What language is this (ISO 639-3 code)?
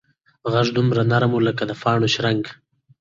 pus